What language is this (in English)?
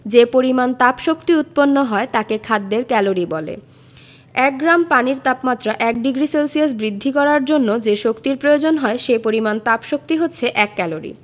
Bangla